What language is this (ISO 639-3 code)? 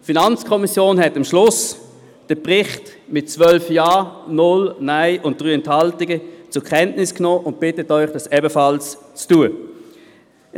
gsw